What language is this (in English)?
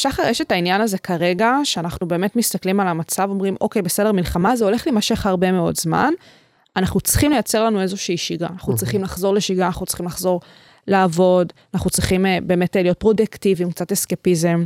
Hebrew